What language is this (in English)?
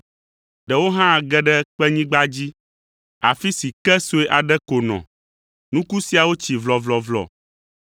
Ewe